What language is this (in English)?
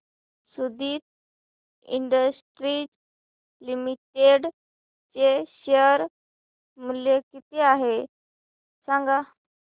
Marathi